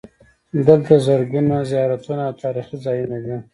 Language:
Pashto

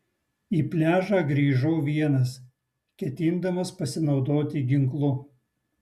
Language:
Lithuanian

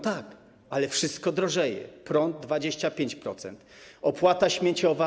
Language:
Polish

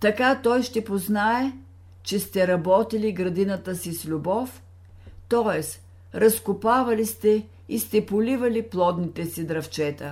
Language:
Bulgarian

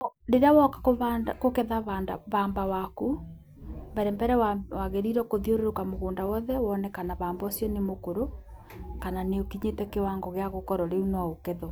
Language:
Kikuyu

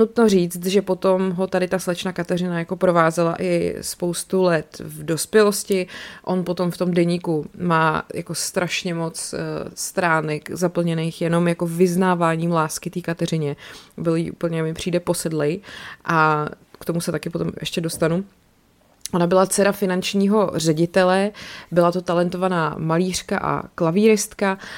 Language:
Czech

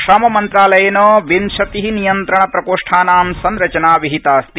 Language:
Sanskrit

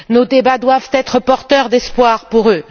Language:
French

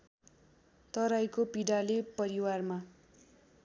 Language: Nepali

